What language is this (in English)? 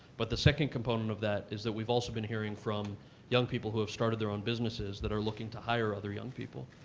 English